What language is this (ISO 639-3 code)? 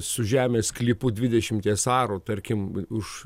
lit